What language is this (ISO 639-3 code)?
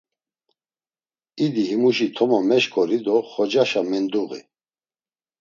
lzz